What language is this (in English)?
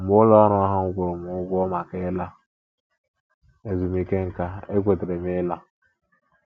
Igbo